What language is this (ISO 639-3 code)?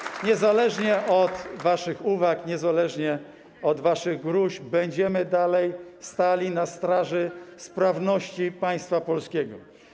pol